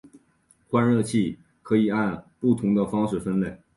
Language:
Chinese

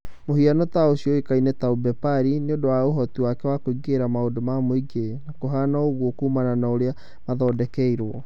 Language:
Kikuyu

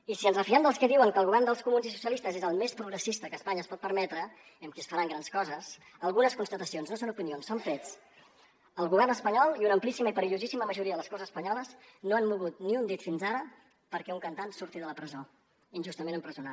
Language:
Catalan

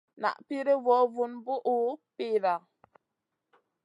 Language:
Masana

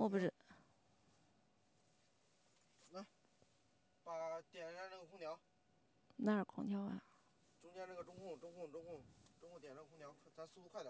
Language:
Chinese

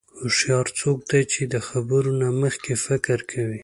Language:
Pashto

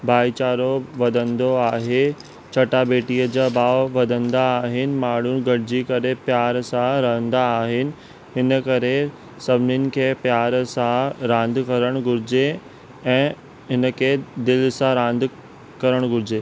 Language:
Sindhi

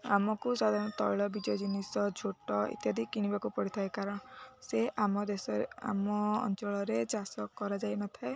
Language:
Odia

